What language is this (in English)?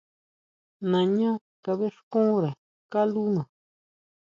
Huautla Mazatec